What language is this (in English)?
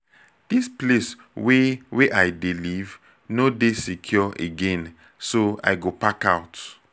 Nigerian Pidgin